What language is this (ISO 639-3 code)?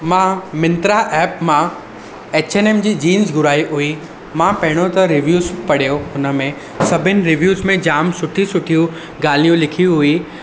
snd